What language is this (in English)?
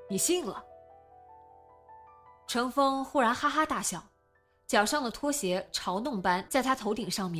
Chinese